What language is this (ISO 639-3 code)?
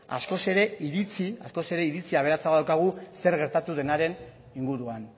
eus